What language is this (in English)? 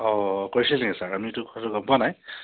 Assamese